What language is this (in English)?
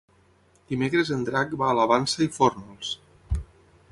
Catalan